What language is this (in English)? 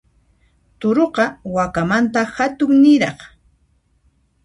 Puno Quechua